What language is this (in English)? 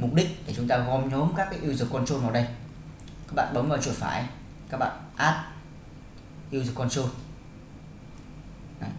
Vietnamese